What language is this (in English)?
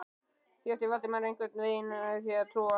Icelandic